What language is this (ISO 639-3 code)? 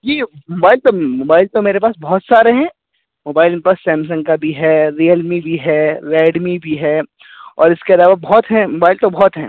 urd